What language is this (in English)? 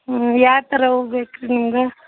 Kannada